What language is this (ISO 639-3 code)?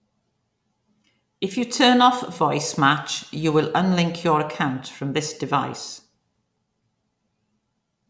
eng